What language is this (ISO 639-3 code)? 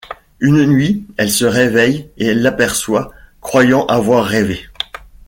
fra